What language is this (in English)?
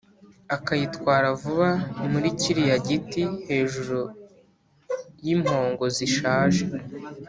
Kinyarwanda